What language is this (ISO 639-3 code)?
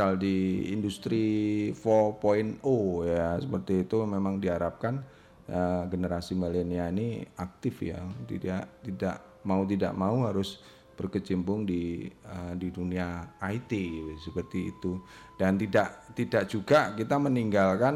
ind